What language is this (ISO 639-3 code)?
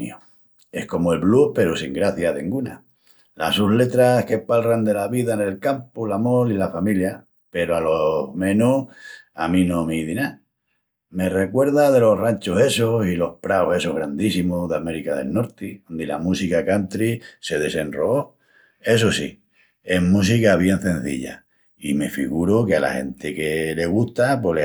ext